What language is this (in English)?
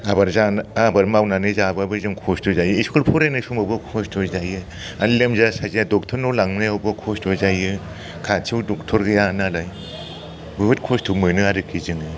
Bodo